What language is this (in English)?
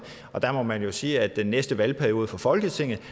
Danish